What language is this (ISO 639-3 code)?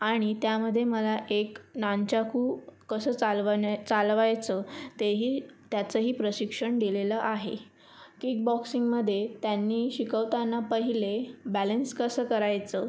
mar